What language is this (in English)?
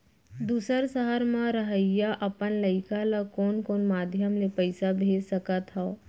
Chhattisgarhi